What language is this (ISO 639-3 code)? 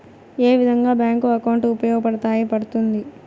tel